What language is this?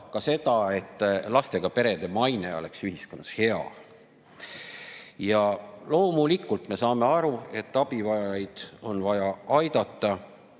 Estonian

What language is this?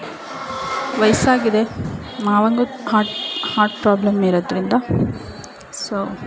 Kannada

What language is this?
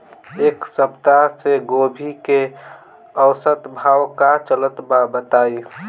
Bhojpuri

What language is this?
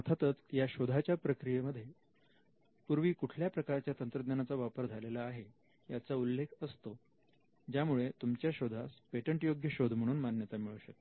Marathi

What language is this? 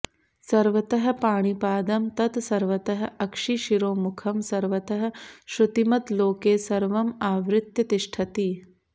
Sanskrit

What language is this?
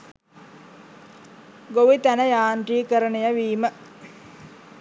Sinhala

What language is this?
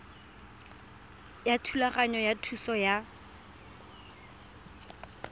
Tswana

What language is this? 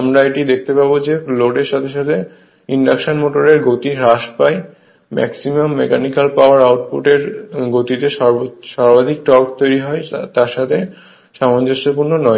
Bangla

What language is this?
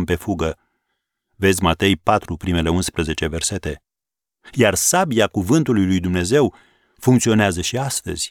Romanian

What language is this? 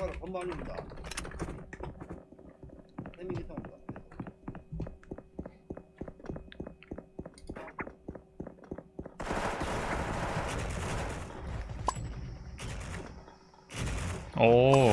Korean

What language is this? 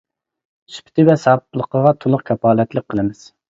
Uyghur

